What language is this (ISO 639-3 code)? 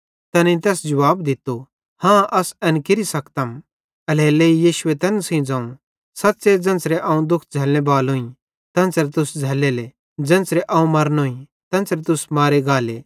bhd